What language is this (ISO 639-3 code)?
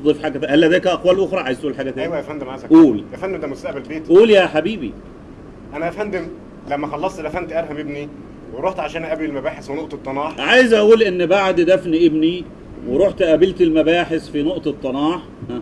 ara